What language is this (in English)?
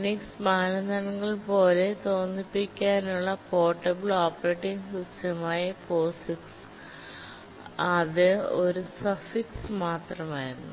Malayalam